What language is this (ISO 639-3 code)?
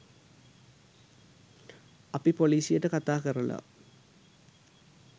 sin